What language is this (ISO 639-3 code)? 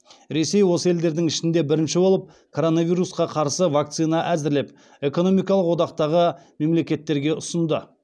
kaz